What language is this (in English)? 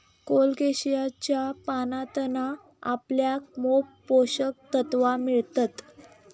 Marathi